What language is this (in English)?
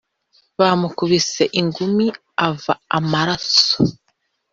Kinyarwanda